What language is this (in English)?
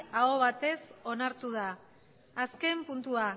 Basque